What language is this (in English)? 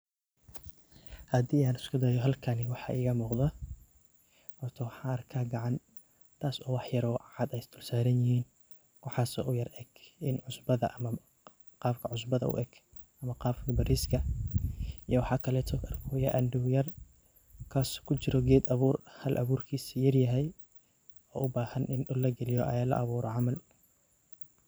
Somali